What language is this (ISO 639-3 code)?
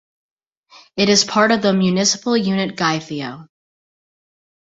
eng